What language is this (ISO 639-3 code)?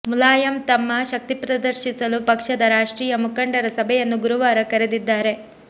kan